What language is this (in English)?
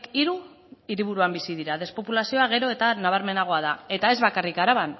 Basque